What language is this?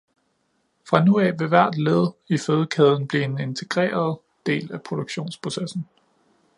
Danish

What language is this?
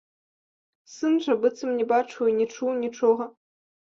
Belarusian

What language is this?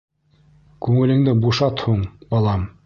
Bashkir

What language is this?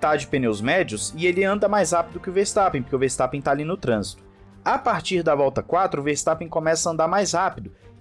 Portuguese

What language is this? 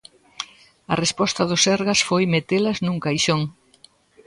Galician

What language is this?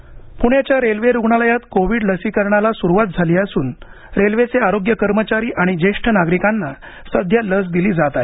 Marathi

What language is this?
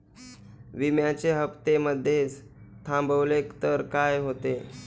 Marathi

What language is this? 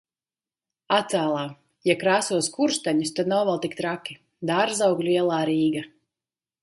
Latvian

